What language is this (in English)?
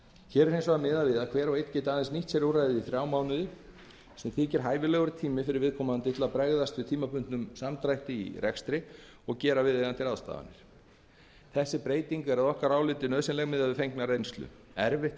Icelandic